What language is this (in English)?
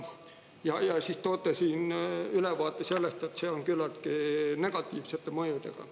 Estonian